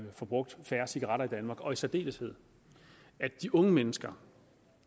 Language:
Danish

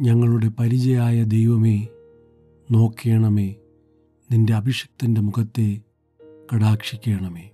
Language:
Malayalam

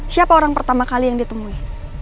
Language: Indonesian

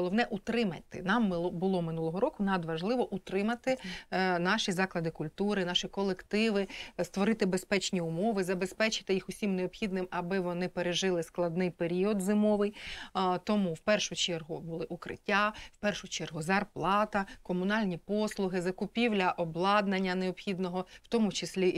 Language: Ukrainian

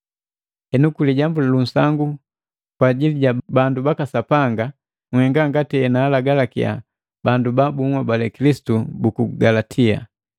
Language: Matengo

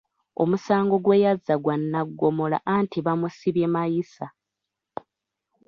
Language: Ganda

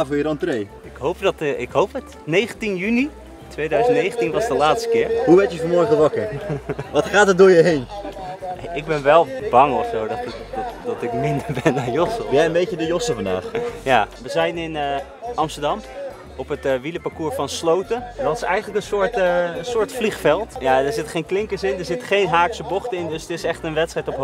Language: Dutch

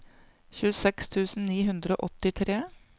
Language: Norwegian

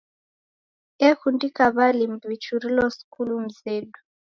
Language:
Taita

